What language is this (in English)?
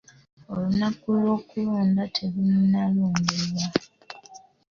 Ganda